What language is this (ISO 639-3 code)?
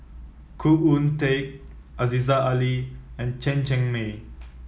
eng